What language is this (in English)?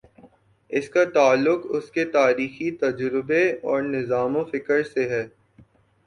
Urdu